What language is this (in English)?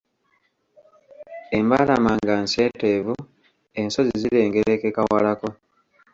Ganda